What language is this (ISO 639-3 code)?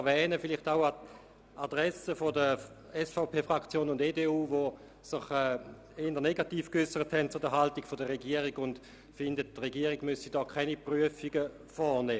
gsw